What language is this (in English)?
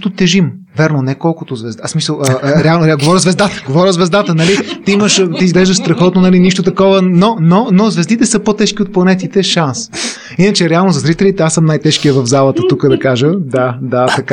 Bulgarian